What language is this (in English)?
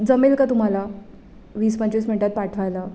Marathi